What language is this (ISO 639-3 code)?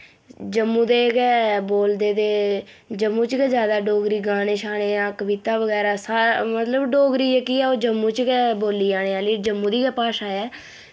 doi